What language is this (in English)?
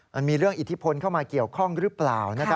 Thai